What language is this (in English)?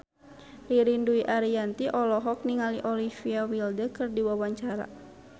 Sundanese